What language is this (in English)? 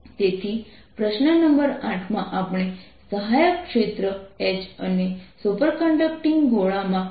Gujarati